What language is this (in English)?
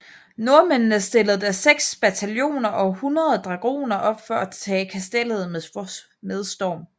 Danish